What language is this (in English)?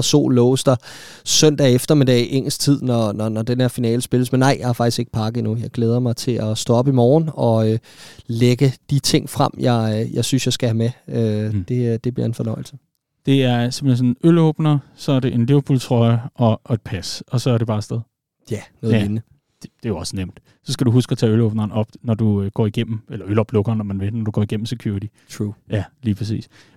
Danish